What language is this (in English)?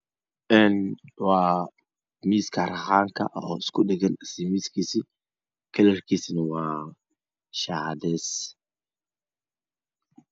Somali